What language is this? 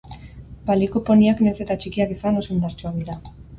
Basque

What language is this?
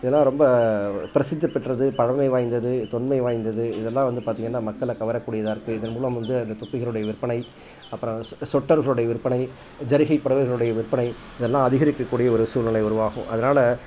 Tamil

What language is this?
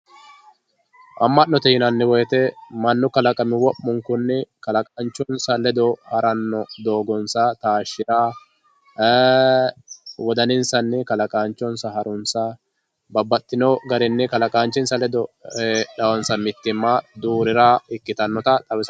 Sidamo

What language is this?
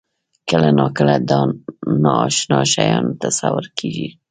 Pashto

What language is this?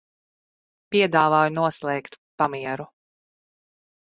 Latvian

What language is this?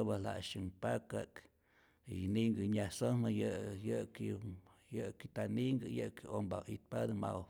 Rayón Zoque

